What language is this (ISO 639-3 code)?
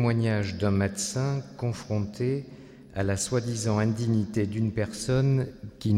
fra